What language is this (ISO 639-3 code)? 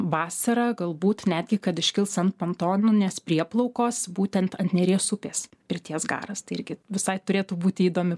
lit